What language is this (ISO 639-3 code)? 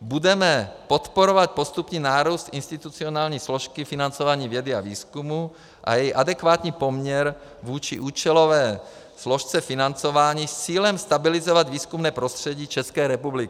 ces